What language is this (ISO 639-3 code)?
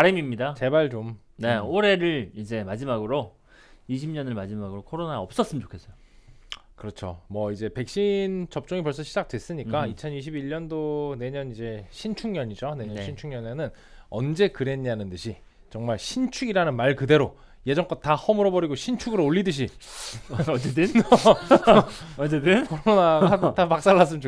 kor